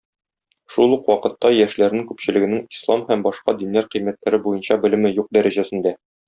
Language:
Tatar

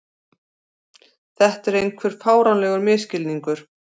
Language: Icelandic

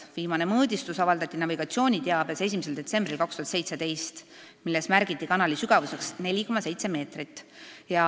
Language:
Estonian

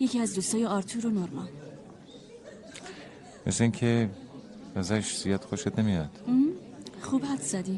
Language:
Persian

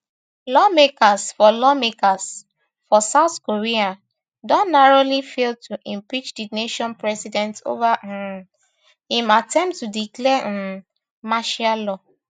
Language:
Nigerian Pidgin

